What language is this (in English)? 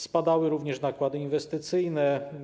Polish